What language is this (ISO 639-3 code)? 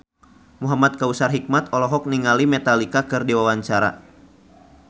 sun